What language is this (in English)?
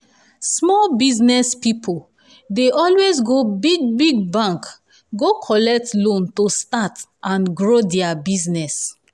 Nigerian Pidgin